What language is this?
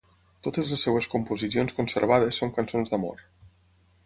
Catalan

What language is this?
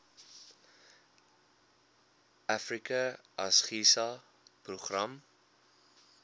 Afrikaans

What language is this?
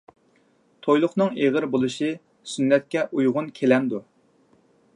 Uyghur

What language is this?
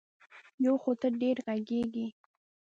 Pashto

